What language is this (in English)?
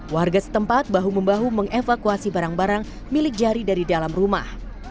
Indonesian